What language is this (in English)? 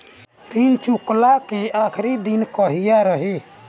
Bhojpuri